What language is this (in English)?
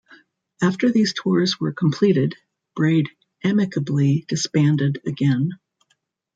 English